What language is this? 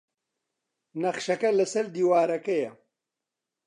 Central Kurdish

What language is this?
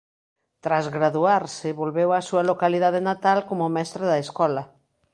Galician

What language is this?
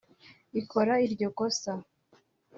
Kinyarwanda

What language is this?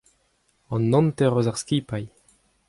Breton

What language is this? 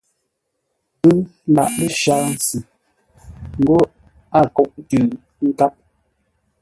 Ngombale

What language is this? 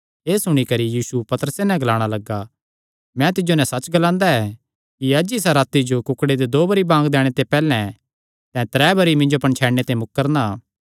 Kangri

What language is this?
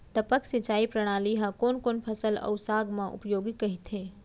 Chhattisgarhi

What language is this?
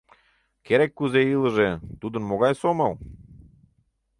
Mari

